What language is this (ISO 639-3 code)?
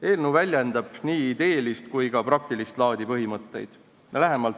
est